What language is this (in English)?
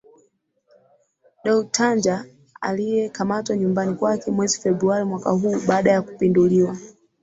Swahili